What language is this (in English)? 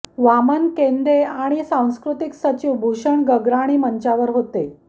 Marathi